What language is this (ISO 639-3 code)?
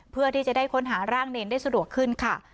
tha